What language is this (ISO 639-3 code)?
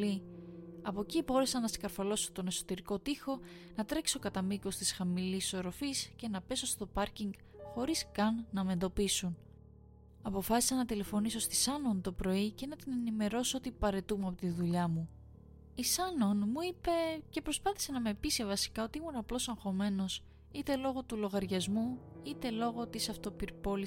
ell